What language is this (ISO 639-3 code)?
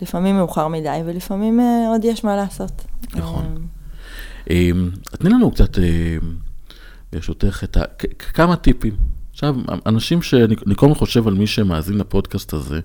heb